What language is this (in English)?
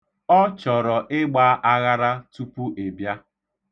Igbo